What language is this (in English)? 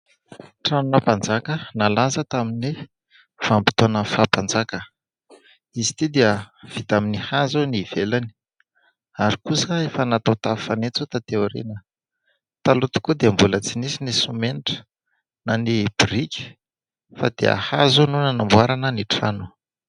Malagasy